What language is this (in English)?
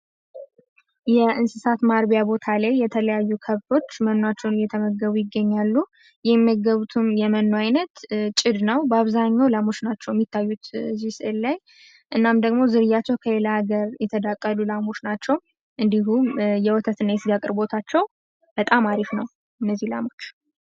Amharic